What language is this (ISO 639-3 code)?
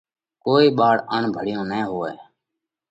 kvx